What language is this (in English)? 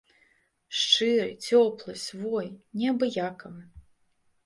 Belarusian